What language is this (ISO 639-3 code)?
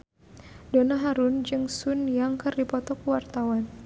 sun